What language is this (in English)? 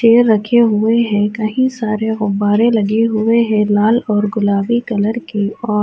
Urdu